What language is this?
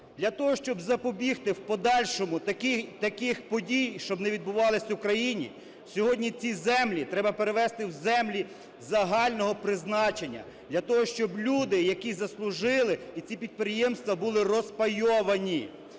Ukrainian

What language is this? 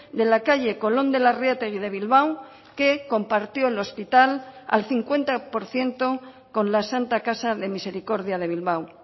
Spanish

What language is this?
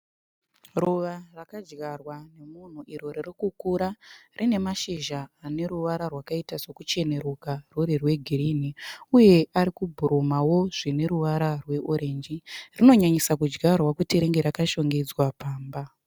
Shona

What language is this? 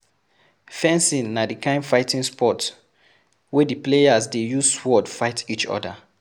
Nigerian Pidgin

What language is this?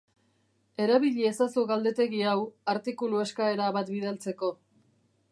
Basque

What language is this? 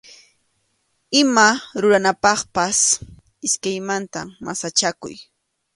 Arequipa-La Unión Quechua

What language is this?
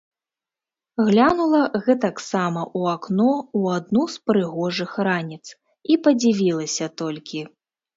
Belarusian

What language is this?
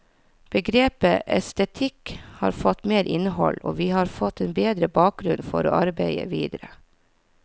Norwegian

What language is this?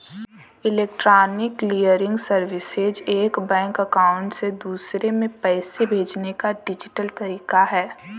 Bhojpuri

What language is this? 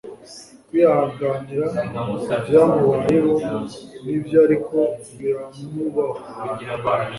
Kinyarwanda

